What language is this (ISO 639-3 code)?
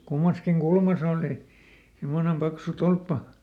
fin